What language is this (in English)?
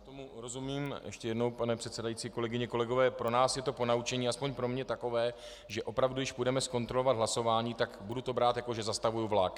Czech